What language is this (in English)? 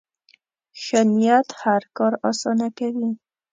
Pashto